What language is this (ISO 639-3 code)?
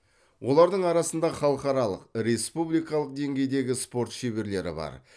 kaz